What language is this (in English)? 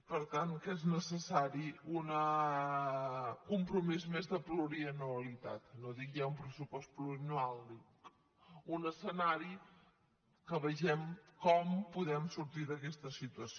Catalan